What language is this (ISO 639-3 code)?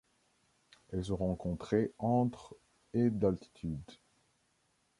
fra